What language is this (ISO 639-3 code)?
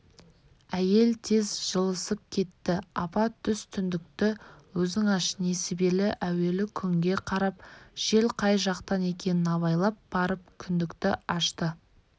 kaz